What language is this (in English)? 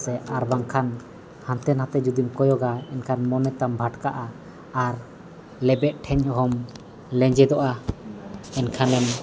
Santali